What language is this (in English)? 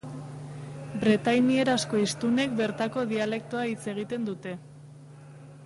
Basque